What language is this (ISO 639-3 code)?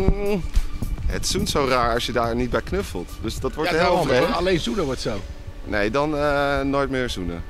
nld